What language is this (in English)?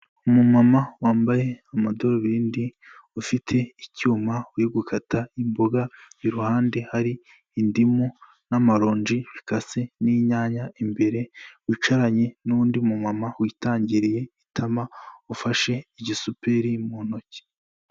Kinyarwanda